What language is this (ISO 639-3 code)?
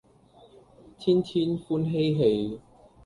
yue